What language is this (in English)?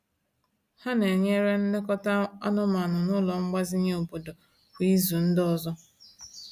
Igbo